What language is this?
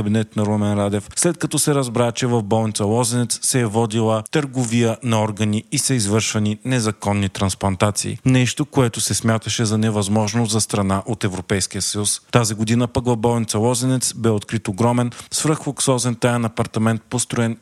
Bulgarian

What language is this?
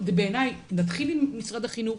Hebrew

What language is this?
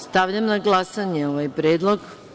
Serbian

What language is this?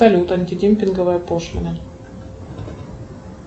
Russian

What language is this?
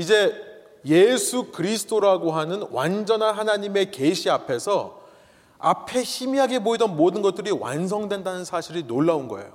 Korean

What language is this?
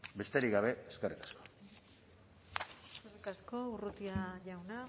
Basque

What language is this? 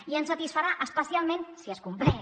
Catalan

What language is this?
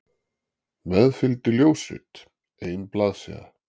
Icelandic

